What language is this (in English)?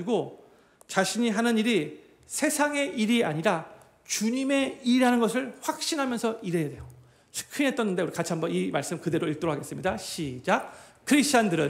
Korean